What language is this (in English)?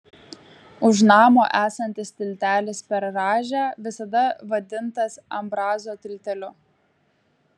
Lithuanian